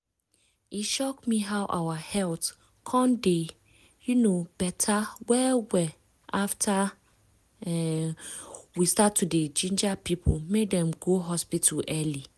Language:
Nigerian Pidgin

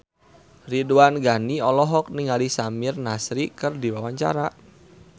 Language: Sundanese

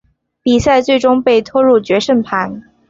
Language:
Chinese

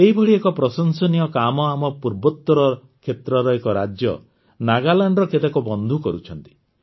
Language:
Odia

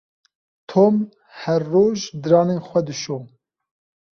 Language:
Kurdish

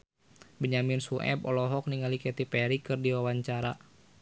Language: Sundanese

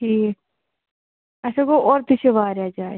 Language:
Kashmiri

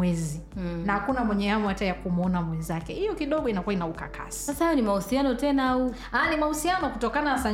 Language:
Swahili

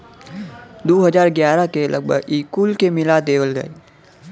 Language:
Bhojpuri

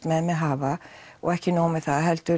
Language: Icelandic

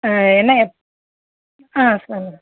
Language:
Tamil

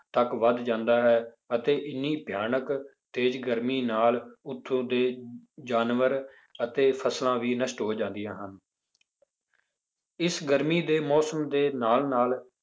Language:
Punjabi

